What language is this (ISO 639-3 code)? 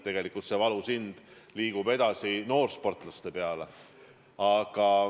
est